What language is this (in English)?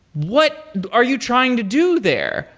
English